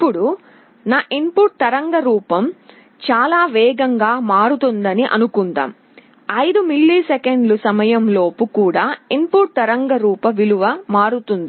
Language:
Telugu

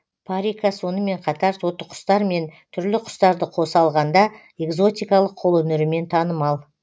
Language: Kazakh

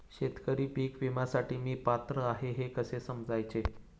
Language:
Marathi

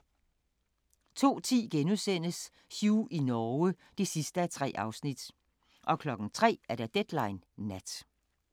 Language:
Danish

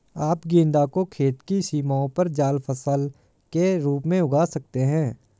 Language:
Hindi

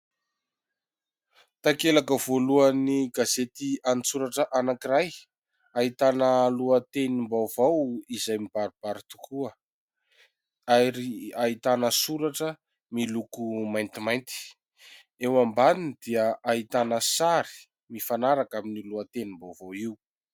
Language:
Malagasy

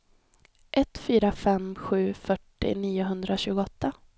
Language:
Swedish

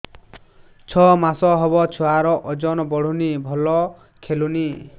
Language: Odia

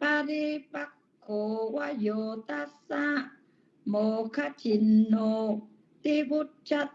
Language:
Vietnamese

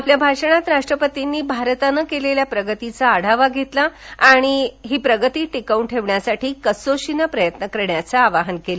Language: Marathi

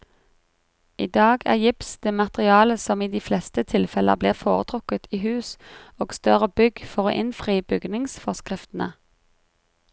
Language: Norwegian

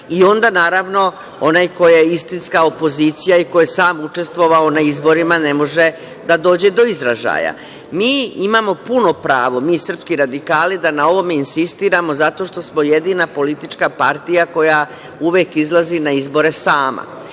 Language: Serbian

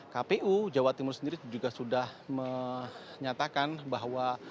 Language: Indonesian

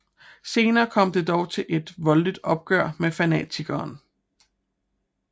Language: Danish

